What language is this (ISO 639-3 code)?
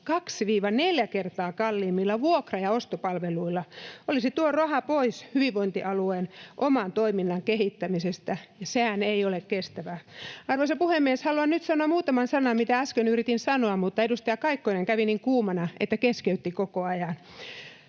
fin